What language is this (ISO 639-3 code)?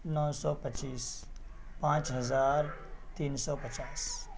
urd